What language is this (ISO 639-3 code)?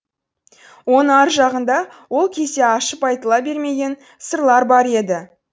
kaz